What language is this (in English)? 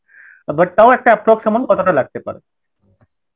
Bangla